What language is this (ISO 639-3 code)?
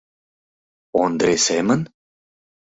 chm